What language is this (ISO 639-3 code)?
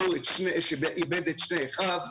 heb